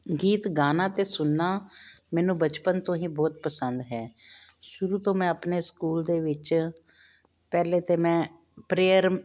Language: Punjabi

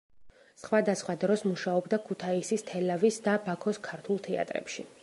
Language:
Georgian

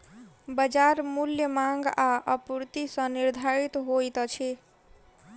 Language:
Maithili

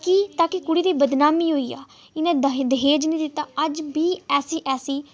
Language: Dogri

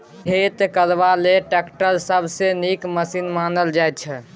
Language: Maithili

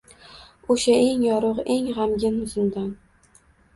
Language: Uzbek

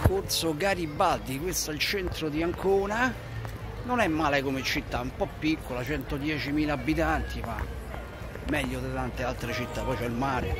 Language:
Italian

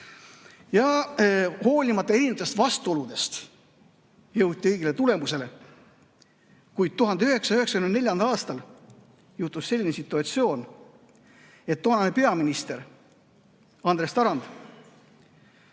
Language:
Estonian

